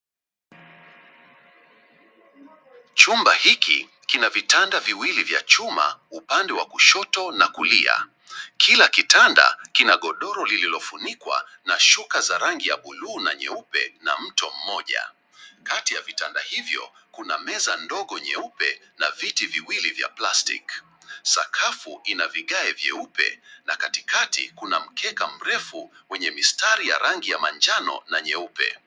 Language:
Swahili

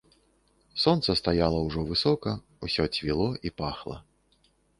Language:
Belarusian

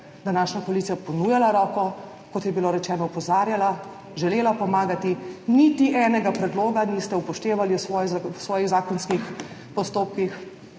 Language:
Slovenian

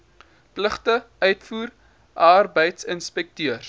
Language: Afrikaans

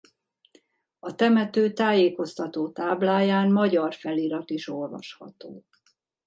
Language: Hungarian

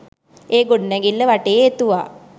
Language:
Sinhala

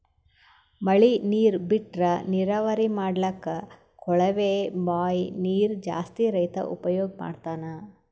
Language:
Kannada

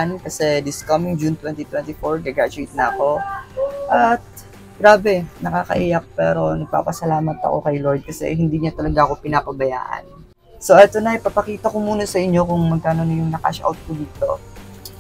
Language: Filipino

